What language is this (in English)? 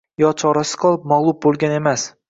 Uzbek